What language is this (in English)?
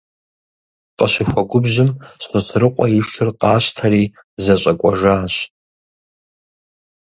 Kabardian